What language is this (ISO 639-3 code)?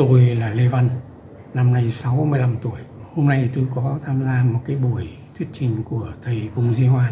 vie